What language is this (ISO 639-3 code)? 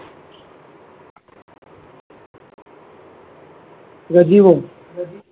guj